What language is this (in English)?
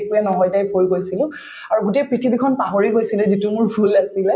Assamese